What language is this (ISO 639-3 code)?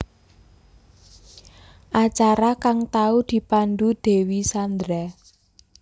jav